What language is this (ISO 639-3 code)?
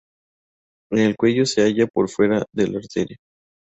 spa